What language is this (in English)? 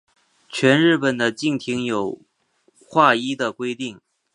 Chinese